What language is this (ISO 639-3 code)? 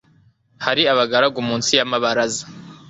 kin